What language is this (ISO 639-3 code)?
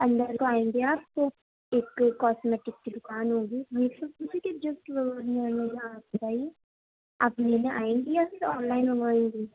urd